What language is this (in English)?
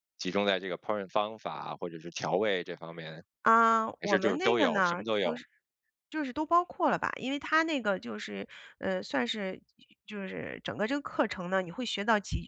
Chinese